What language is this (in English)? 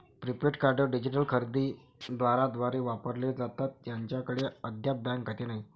Marathi